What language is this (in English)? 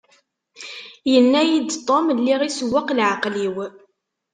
Kabyle